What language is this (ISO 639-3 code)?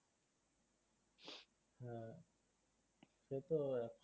ben